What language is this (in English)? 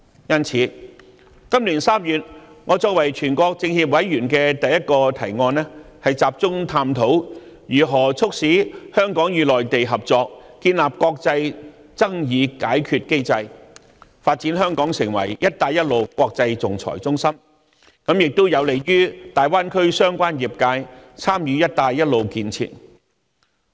Cantonese